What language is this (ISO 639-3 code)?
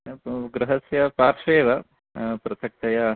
san